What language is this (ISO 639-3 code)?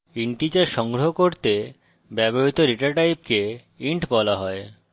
ben